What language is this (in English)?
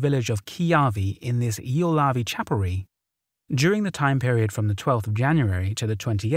English